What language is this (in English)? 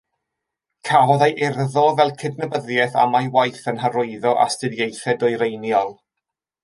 Welsh